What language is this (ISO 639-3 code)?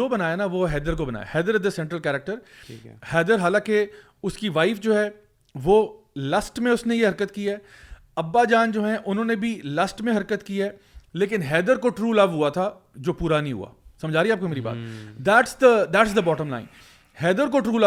urd